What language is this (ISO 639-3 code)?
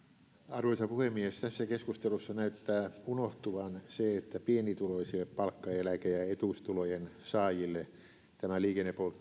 fin